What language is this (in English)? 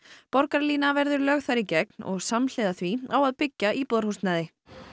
Icelandic